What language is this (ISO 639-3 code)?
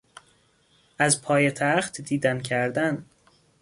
fas